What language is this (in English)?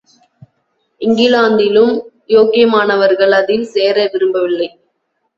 Tamil